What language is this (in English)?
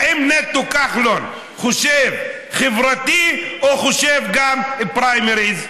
Hebrew